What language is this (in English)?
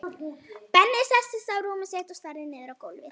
Icelandic